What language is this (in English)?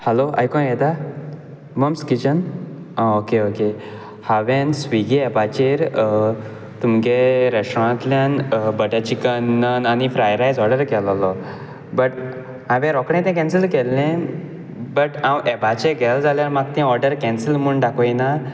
Konkani